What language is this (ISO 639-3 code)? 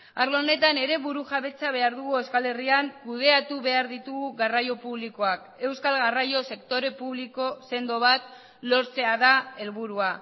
eus